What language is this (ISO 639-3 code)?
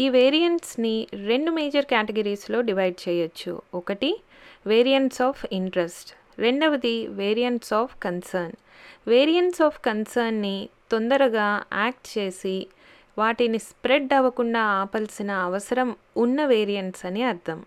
tel